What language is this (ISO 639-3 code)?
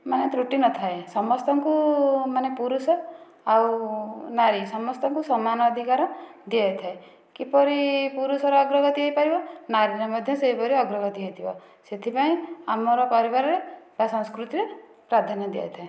ori